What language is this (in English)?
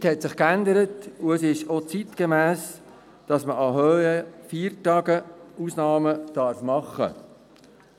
Swiss German